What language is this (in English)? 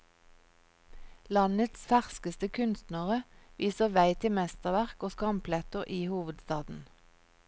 Norwegian